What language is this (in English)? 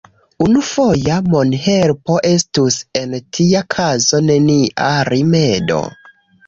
Esperanto